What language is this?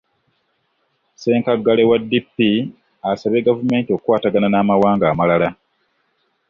Ganda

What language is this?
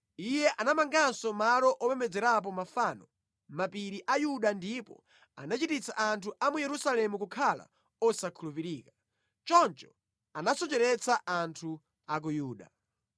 Nyanja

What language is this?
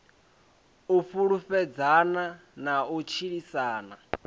Venda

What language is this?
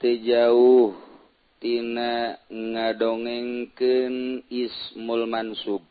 Indonesian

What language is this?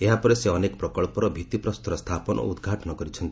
Odia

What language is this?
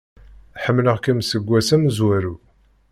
Kabyle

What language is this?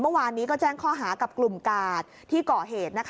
Thai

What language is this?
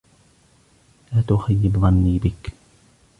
Arabic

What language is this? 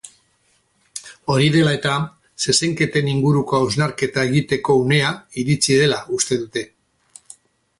Basque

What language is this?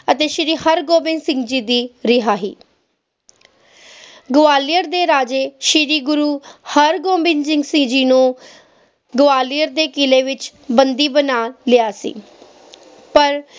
Punjabi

